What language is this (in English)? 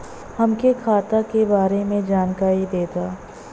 Bhojpuri